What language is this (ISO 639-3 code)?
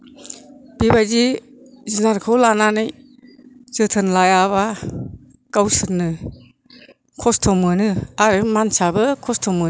brx